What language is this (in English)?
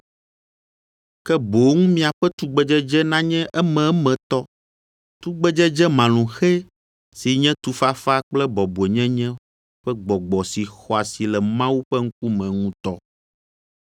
Ewe